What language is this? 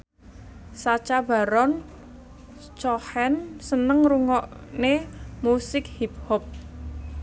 Javanese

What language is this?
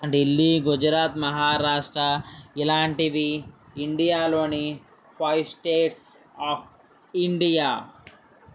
Telugu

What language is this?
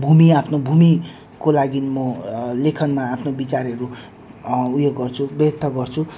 Nepali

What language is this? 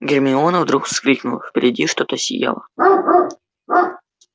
Russian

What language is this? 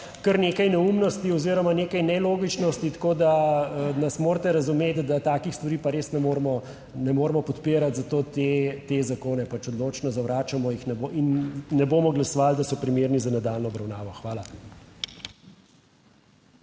Slovenian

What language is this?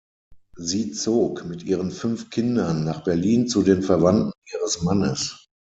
German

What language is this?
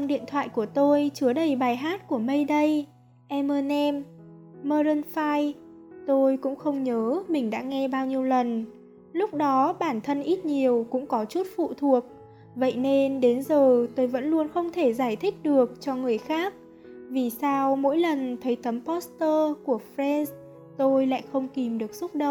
Vietnamese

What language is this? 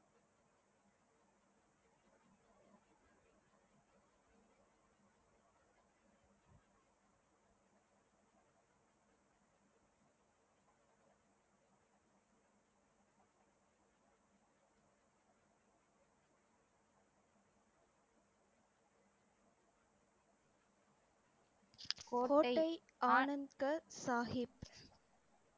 Tamil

